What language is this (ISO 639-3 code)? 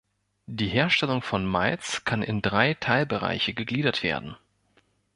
deu